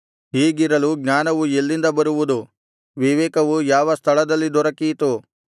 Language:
Kannada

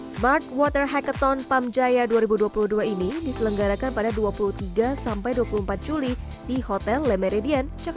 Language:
Indonesian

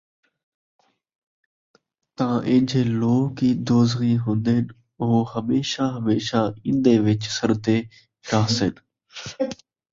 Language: Saraiki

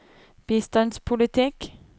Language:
Norwegian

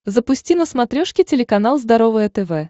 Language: Russian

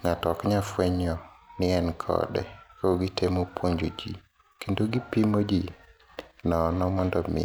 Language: Luo (Kenya and Tanzania)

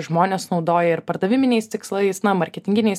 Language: Lithuanian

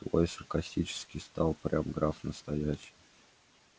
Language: Russian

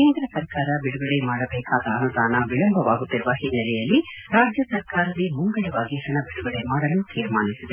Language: Kannada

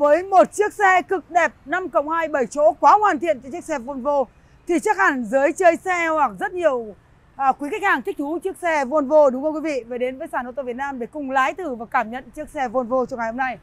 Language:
Vietnamese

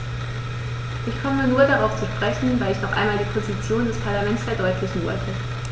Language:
German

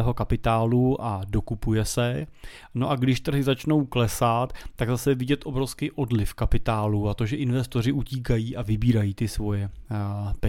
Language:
Czech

